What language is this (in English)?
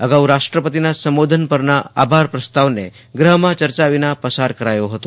Gujarati